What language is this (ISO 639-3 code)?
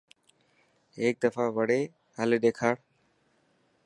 mki